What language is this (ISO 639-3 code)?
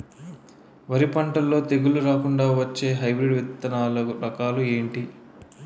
tel